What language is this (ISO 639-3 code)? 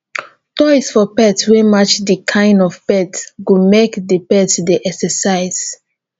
pcm